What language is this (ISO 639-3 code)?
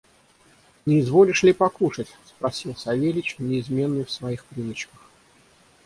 rus